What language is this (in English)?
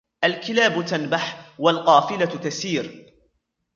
Arabic